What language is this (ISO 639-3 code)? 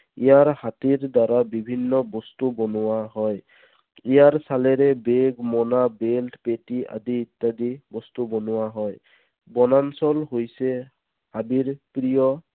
asm